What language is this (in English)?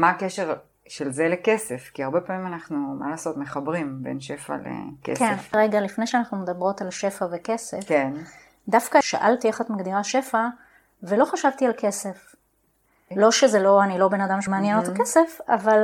Hebrew